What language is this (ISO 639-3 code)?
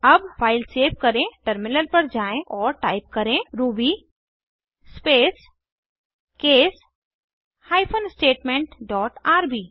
hin